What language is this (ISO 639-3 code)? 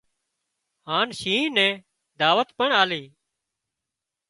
kxp